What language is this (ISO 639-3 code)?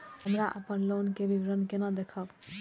mai